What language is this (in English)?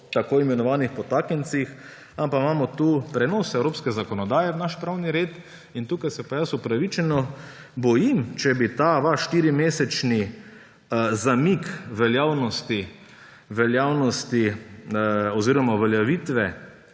Slovenian